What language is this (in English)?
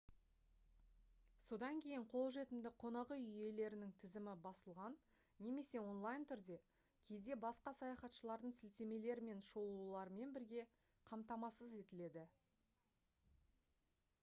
Kazakh